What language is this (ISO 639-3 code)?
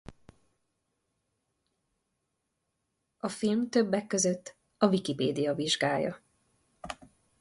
hun